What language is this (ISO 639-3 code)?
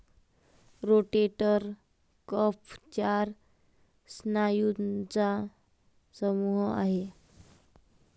mar